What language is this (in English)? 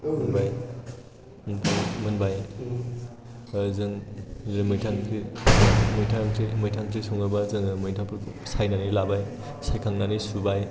Bodo